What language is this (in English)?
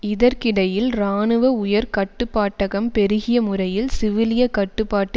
Tamil